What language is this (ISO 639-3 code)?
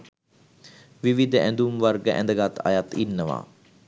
sin